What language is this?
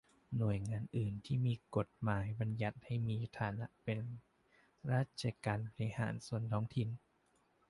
Thai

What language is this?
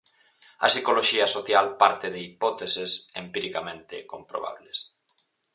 Galician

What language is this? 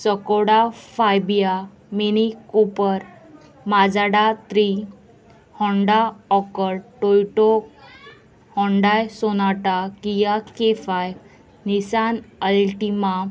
Konkani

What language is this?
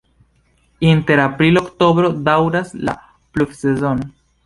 Esperanto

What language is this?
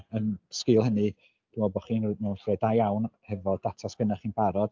Welsh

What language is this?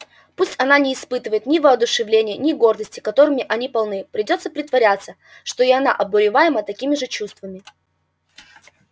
Russian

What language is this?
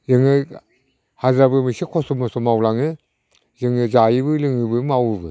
Bodo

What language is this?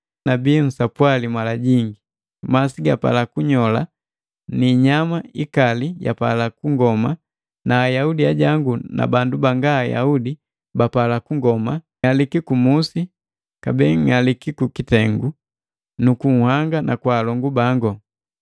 Matengo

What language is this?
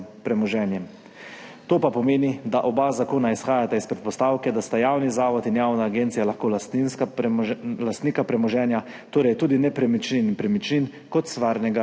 Slovenian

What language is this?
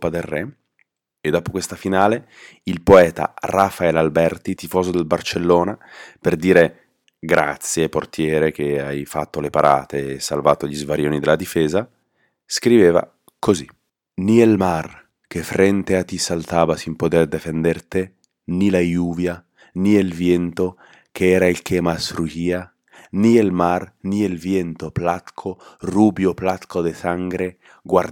Italian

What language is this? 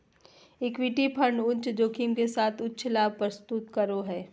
Magahi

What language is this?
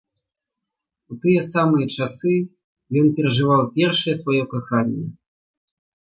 Belarusian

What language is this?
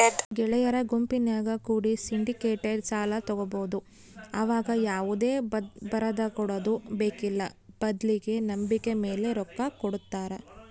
Kannada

